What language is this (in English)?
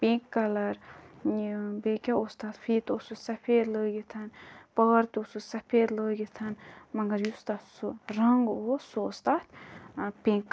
Kashmiri